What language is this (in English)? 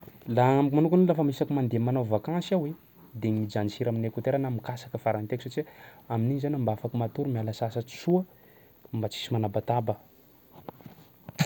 Sakalava Malagasy